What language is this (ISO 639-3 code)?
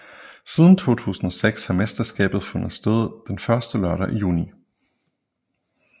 dan